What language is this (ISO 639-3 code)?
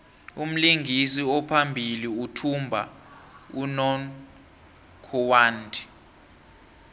nbl